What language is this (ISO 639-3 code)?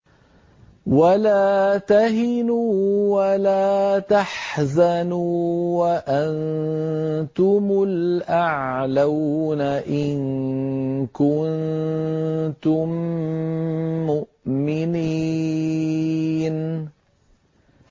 ara